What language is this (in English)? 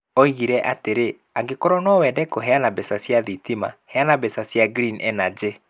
Kikuyu